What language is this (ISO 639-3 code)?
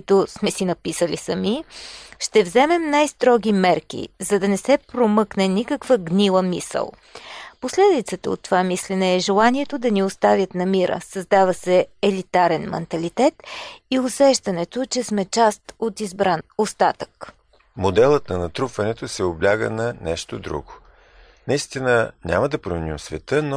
bul